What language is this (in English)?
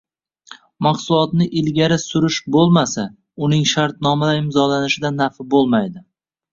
Uzbek